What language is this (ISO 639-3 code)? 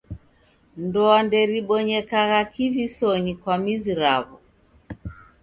dav